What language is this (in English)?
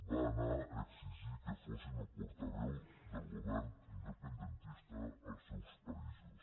Catalan